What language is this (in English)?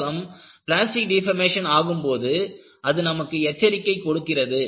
Tamil